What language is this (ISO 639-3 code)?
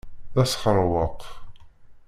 kab